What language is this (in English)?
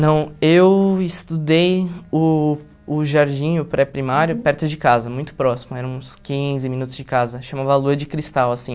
Portuguese